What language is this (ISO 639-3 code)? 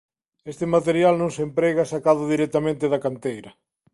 glg